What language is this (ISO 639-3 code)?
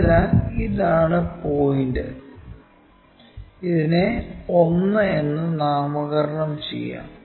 mal